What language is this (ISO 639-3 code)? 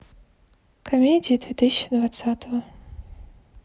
rus